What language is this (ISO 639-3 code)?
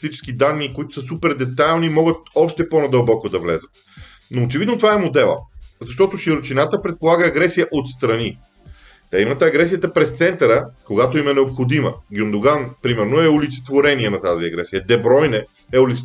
bul